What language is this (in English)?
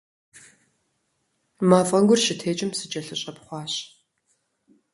Kabardian